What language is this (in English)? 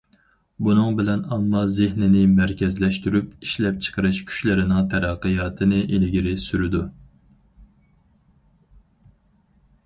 Uyghur